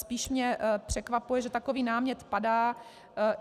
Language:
Czech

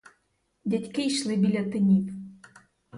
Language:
Ukrainian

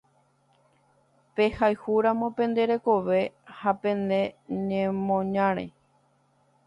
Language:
Guarani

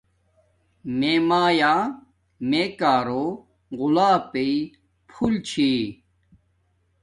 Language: Domaaki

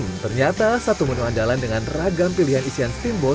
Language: Indonesian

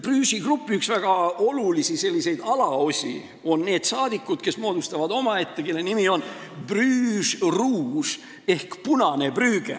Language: Estonian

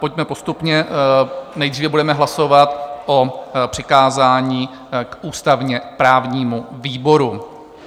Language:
Czech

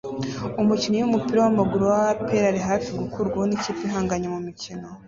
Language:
Kinyarwanda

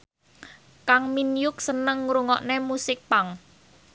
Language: Javanese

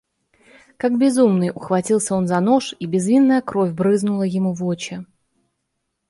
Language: Russian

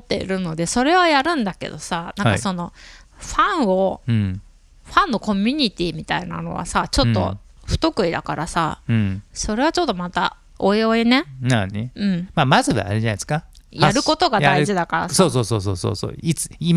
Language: Japanese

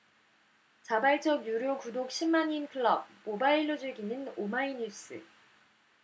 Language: Korean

